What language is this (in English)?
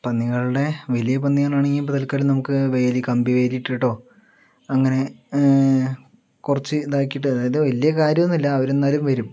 Malayalam